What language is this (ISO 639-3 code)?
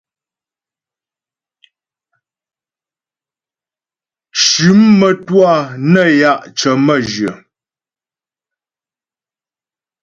bbj